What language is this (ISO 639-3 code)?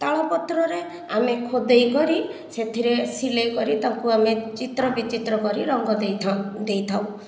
ori